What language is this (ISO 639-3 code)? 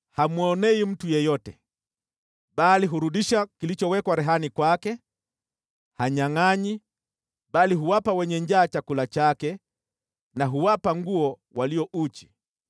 swa